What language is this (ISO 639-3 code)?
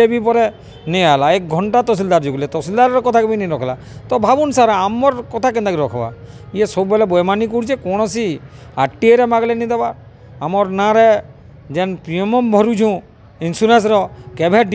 hin